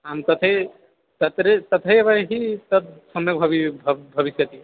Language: Sanskrit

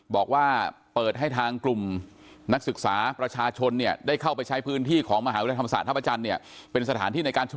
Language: Thai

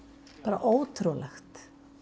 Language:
Icelandic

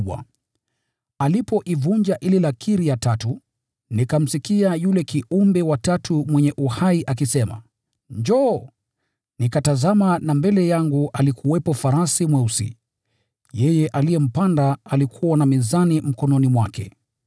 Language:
Swahili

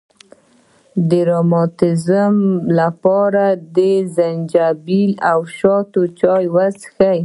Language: Pashto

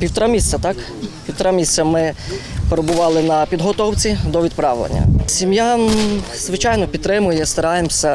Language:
Ukrainian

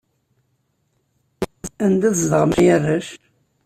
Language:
Kabyle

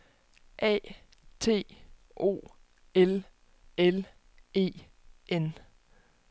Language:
Danish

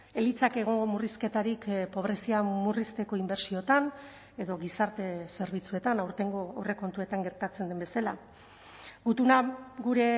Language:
Basque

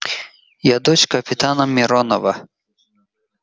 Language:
Russian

